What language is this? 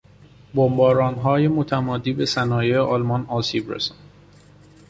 Persian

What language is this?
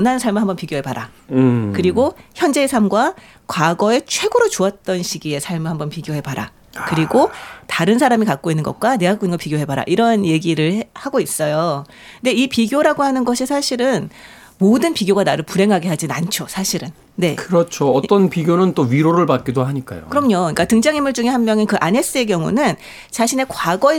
Korean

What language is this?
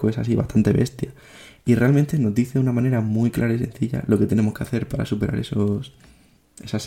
Spanish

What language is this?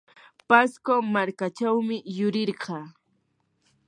Yanahuanca Pasco Quechua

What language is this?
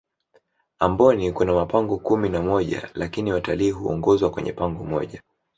Swahili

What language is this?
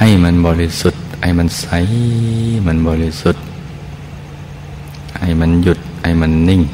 Thai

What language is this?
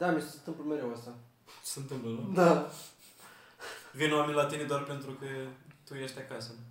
Romanian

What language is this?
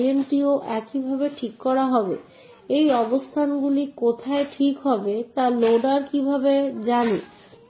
Bangla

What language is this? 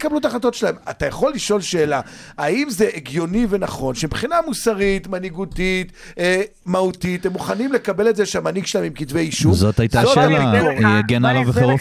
Hebrew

